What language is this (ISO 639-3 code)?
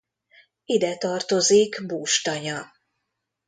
hun